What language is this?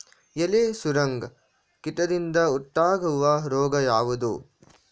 Kannada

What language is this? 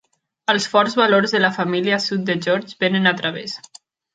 Catalan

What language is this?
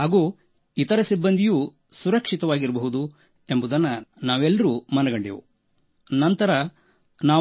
Kannada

